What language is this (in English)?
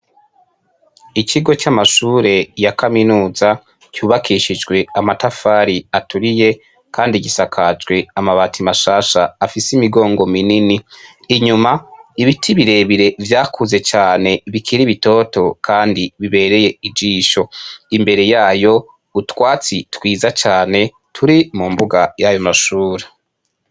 Rundi